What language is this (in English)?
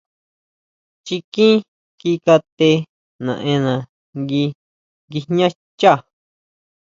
Huautla Mazatec